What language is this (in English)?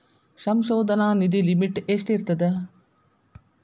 Kannada